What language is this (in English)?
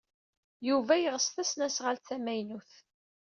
Kabyle